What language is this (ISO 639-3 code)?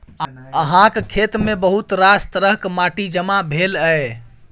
mai